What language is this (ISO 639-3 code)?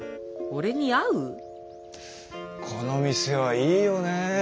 jpn